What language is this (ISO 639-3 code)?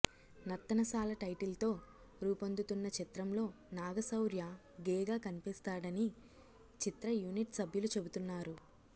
tel